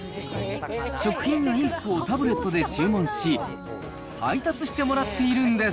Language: Japanese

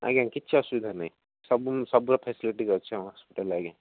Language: Odia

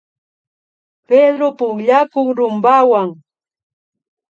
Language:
Imbabura Highland Quichua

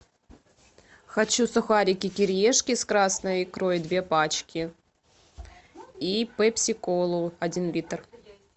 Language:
Russian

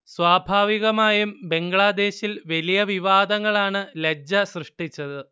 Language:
Malayalam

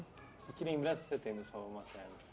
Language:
Portuguese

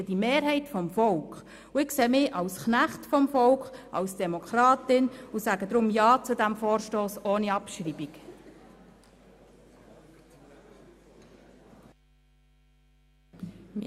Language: Swiss German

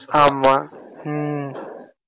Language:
Tamil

